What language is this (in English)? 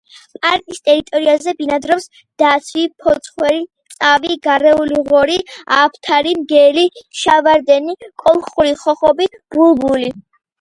Georgian